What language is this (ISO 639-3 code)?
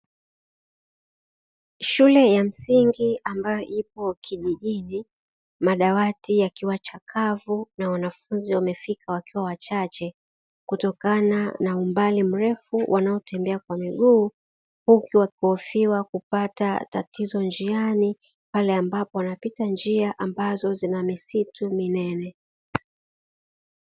swa